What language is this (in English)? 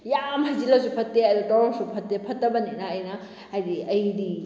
Manipuri